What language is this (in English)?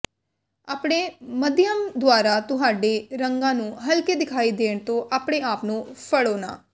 Punjabi